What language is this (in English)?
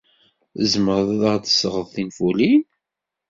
Kabyle